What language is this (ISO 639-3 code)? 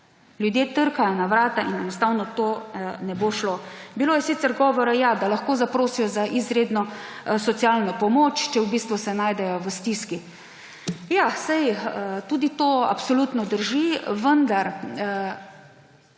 slv